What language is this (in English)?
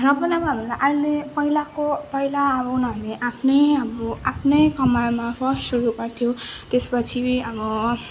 Nepali